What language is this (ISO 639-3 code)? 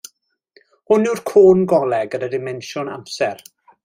cym